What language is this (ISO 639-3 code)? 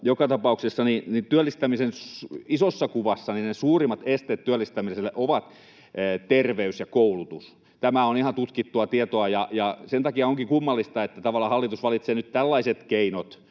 fin